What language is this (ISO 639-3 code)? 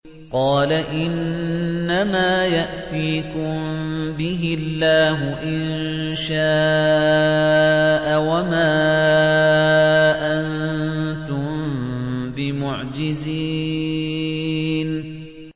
ara